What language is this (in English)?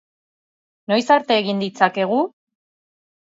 Basque